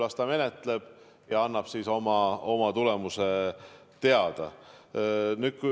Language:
Estonian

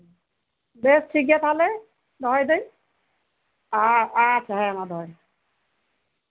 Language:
Santali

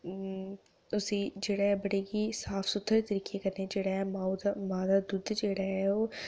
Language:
Dogri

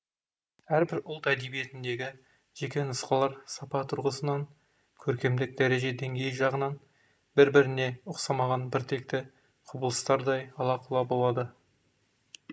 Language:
Kazakh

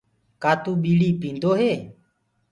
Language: Gurgula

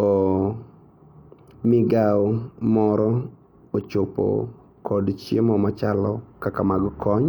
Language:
Luo (Kenya and Tanzania)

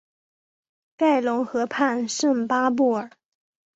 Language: Chinese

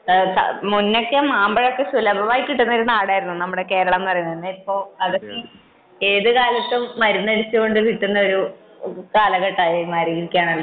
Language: Malayalam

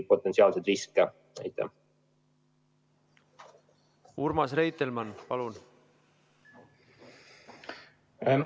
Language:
Estonian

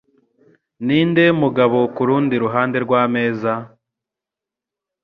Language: Kinyarwanda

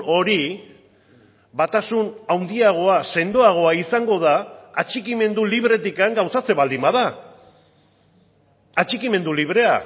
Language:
Basque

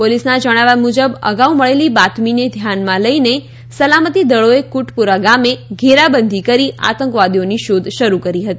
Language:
Gujarati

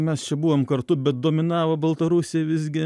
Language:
Lithuanian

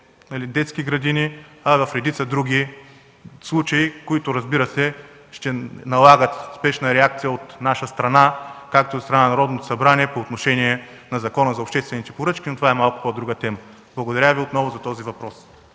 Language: Bulgarian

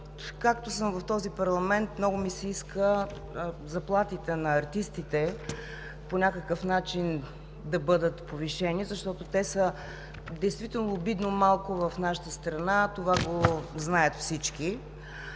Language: Bulgarian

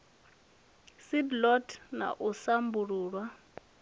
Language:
Venda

